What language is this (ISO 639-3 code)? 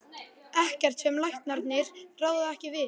isl